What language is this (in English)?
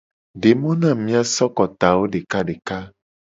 Gen